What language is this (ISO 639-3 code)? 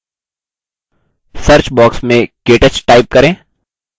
hin